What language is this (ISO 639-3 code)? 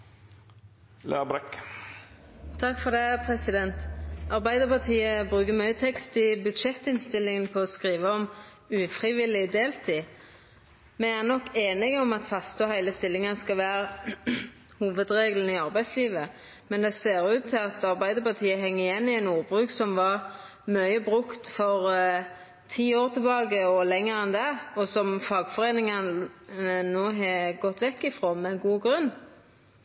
nno